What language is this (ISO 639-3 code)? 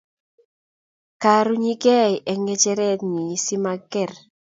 kln